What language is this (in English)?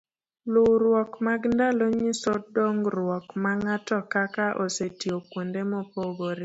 Luo (Kenya and Tanzania)